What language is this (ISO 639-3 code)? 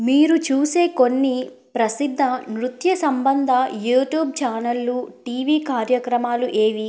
tel